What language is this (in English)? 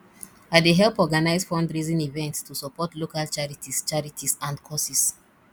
Nigerian Pidgin